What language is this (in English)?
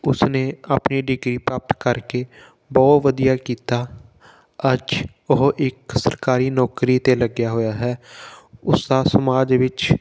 Punjabi